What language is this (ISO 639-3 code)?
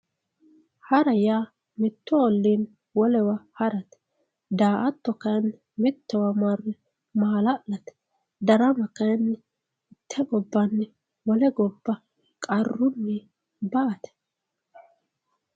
sid